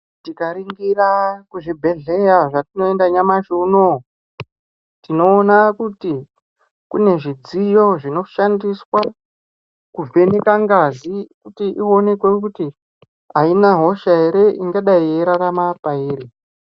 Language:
Ndau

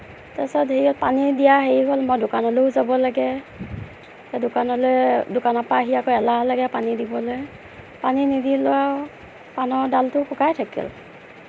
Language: Assamese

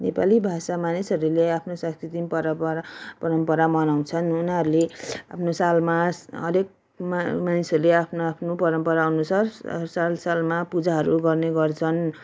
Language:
Nepali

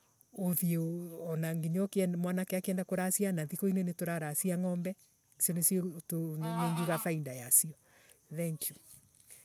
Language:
Embu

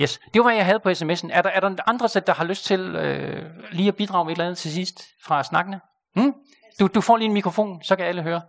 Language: Danish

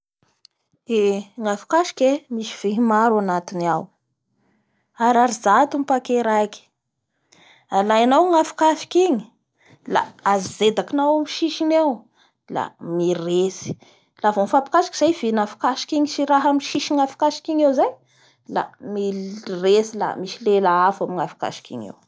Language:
Bara Malagasy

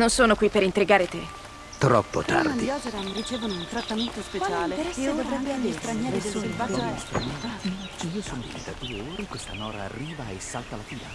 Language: Italian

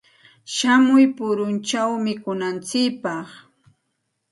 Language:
Santa Ana de Tusi Pasco Quechua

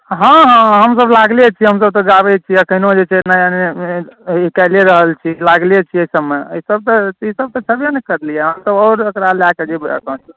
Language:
Maithili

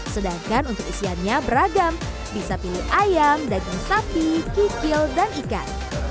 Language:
Indonesian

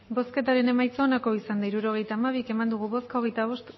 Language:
Basque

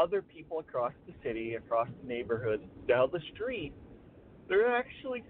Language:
English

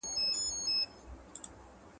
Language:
Pashto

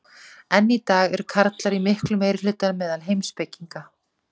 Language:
Icelandic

